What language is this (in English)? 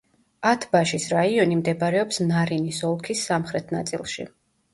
Georgian